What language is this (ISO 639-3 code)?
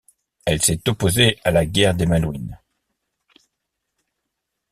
fra